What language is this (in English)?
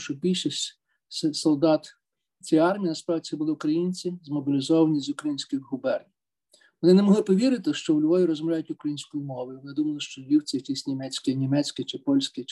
Ukrainian